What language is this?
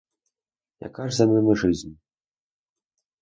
Ukrainian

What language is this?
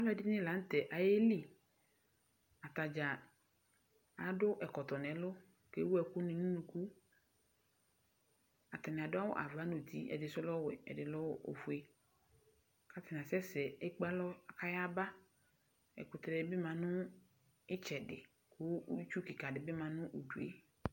Ikposo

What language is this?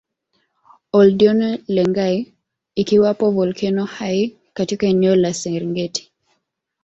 Swahili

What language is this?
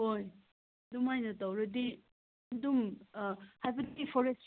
Manipuri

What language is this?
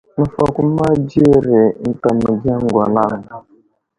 Wuzlam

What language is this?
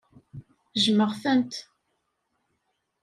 Kabyle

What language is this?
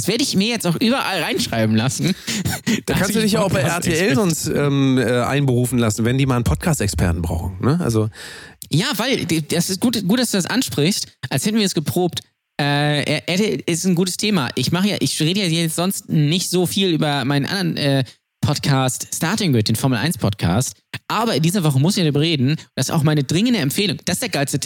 German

